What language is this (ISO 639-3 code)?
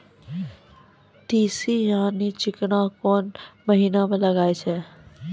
mai